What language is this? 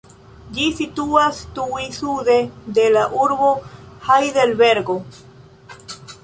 Esperanto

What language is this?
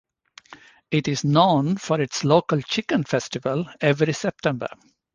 English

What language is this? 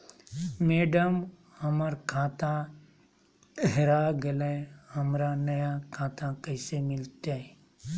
Magahi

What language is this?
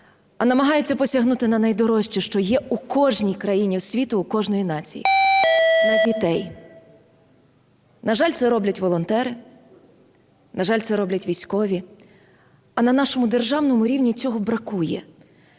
Ukrainian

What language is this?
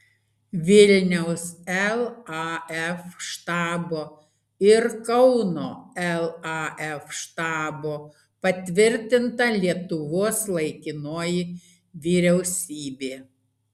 Lithuanian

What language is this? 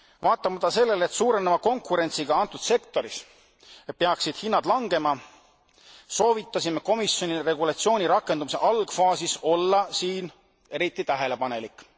Estonian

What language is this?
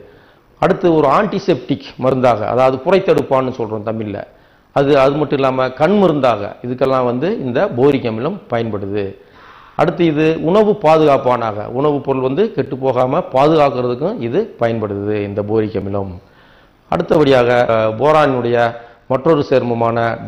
Romanian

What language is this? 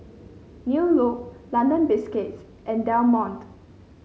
English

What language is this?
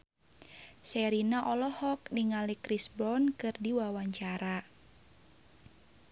Sundanese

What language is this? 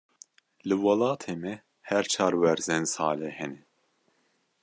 Kurdish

